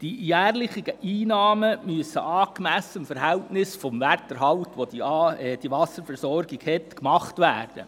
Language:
Swiss German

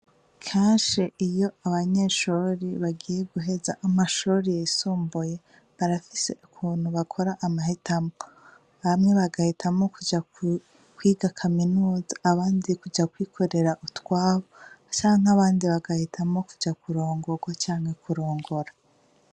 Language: Rundi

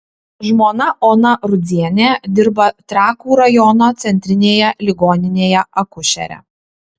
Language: Lithuanian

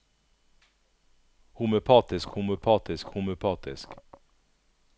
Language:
Norwegian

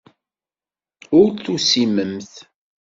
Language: Kabyle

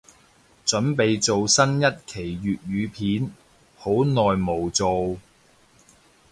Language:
Cantonese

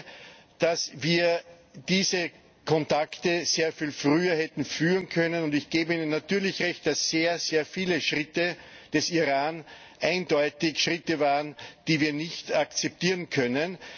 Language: German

